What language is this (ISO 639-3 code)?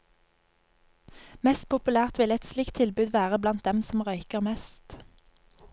nor